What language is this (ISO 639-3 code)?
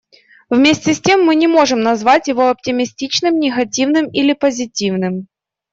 rus